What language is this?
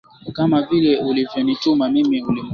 Swahili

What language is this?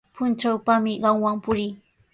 Sihuas Ancash Quechua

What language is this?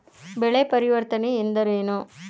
Kannada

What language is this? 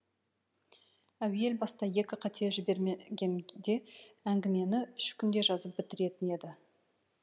Kazakh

